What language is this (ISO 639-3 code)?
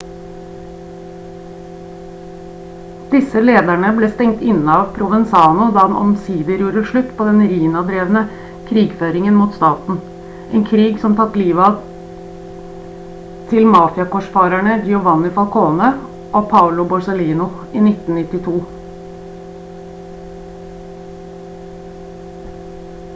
nob